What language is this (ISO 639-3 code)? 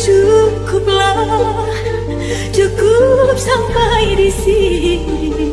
ind